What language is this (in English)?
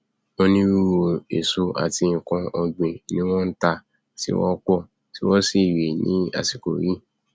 Yoruba